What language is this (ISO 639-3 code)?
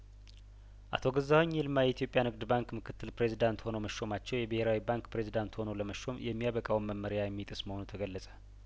amh